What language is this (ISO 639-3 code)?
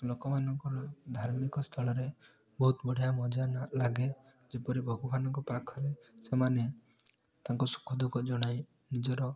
ori